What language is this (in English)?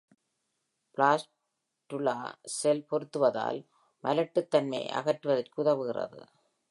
Tamil